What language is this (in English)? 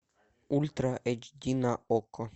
Russian